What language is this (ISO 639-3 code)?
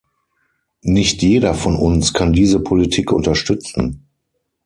deu